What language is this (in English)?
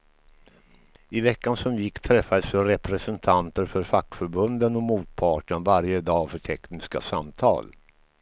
Swedish